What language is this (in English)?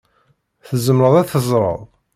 Kabyle